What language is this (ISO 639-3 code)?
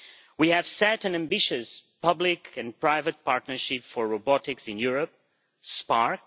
eng